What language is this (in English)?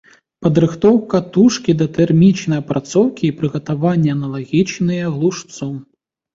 Belarusian